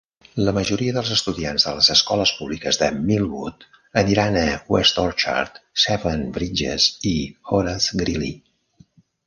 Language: Catalan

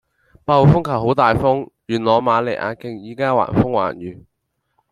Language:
Cantonese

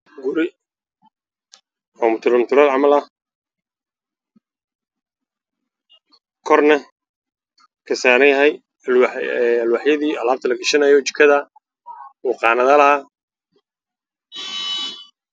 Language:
Somali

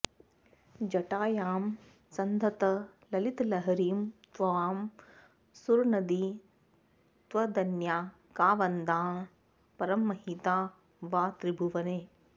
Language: Sanskrit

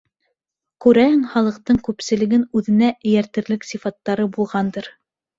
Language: Bashkir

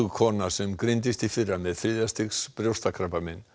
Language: Icelandic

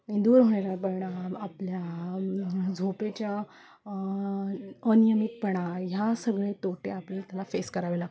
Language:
Marathi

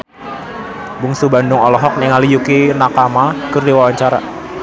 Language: Sundanese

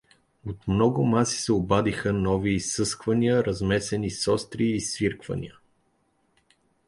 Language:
Bulgarian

